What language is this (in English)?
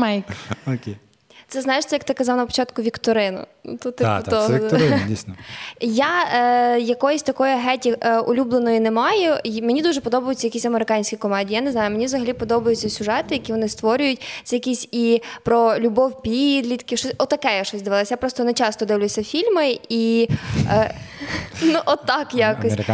Ukrainian